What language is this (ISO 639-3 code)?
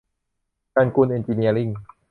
tha